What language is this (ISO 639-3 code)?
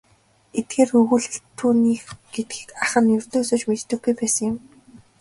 mon